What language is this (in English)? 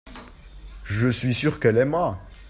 French